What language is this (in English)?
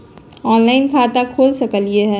Magahi